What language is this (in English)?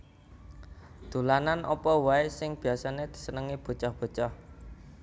Javanese